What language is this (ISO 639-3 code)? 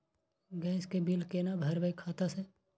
mai